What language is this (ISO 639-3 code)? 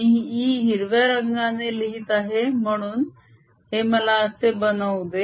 mar